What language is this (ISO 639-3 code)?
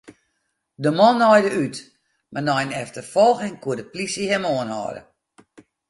fry